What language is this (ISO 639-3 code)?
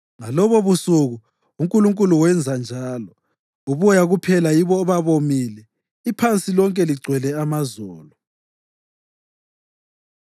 nde